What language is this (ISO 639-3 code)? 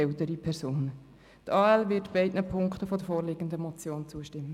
gsw